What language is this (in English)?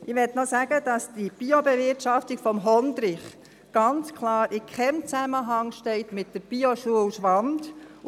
Swiss German